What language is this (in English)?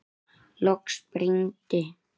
Icelandic